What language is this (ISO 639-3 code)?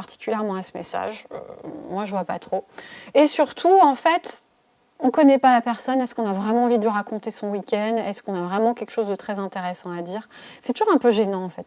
fra